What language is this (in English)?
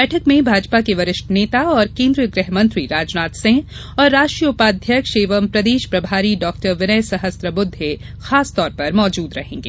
Hindi